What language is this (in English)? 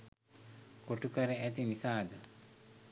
Sinhala